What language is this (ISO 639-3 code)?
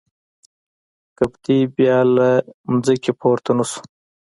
pus